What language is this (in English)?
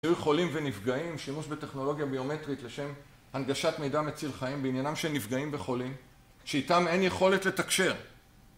Hebrew